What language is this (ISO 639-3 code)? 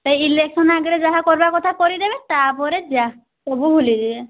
ori